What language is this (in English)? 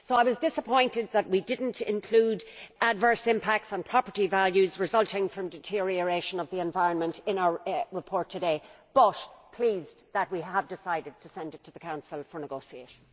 English